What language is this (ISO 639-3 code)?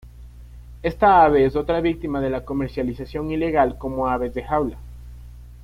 spa